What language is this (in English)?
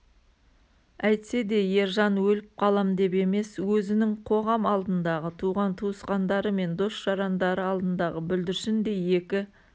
Kazakh